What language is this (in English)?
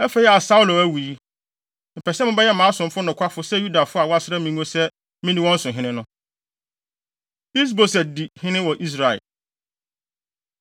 Akan